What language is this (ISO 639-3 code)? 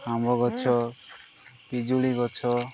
ori